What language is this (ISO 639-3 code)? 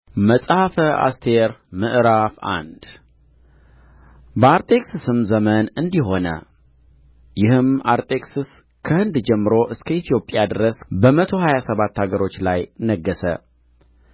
amh